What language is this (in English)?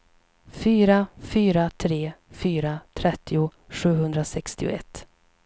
Swedish